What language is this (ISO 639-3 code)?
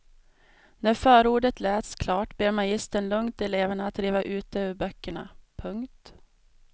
swe